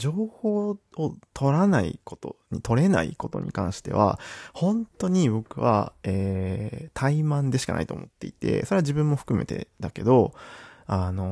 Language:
Japanese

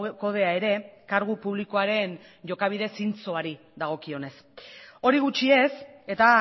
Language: Basque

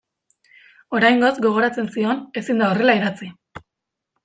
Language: Basque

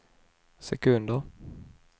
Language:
Swedish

